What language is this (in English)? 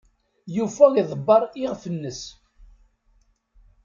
Kabyle